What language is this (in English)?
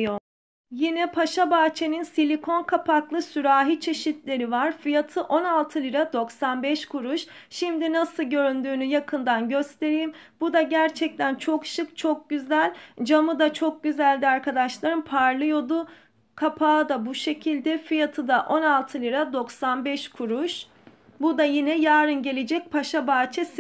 Turkish